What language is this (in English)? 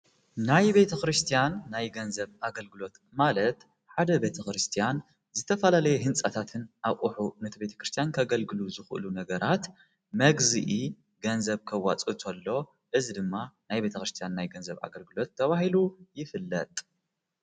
Tigrinya